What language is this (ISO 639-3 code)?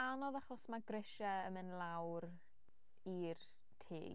cym